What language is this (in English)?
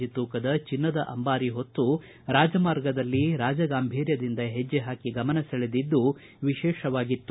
Kannada